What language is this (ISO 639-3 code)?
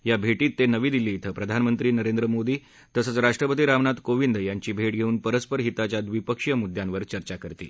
mar